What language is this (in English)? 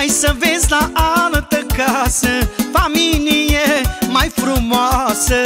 Romanian